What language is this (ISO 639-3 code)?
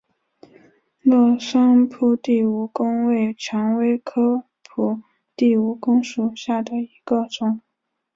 zho